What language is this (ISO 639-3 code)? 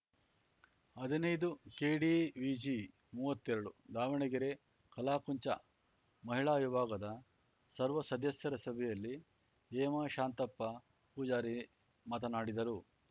kan